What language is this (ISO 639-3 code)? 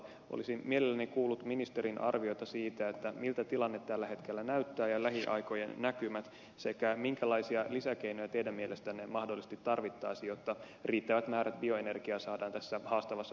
fin